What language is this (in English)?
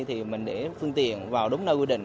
Vietnamese